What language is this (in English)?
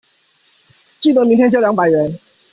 Chinese